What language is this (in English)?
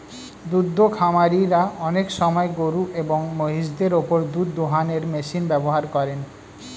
Bangla